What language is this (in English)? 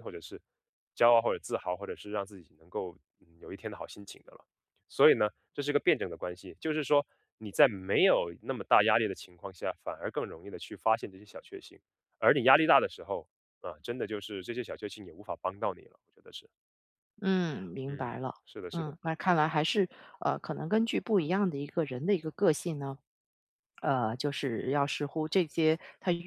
Chinese